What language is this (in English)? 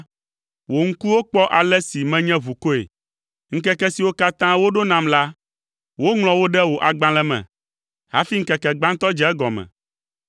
Ewe